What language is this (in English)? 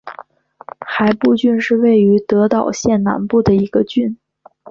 Chinese